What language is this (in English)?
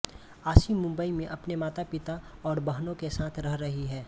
Hindi